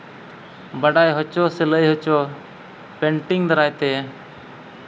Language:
Santali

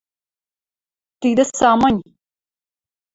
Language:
Western Mari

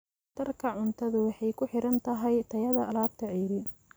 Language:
Somali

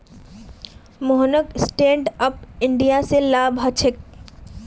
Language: Magahi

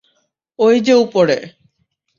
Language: Bangla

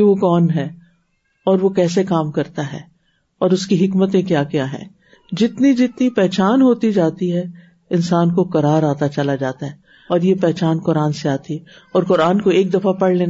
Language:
Urdu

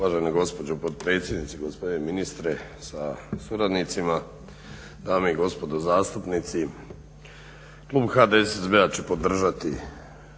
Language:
Croatian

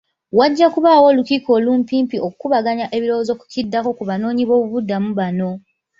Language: Ganda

